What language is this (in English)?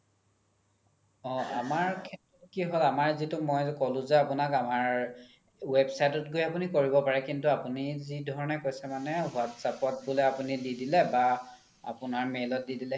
Assamese